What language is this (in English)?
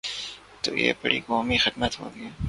Urdu